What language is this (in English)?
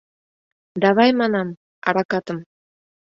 Mari